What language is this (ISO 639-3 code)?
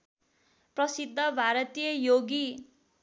nep